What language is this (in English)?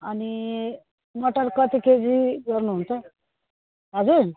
Nepali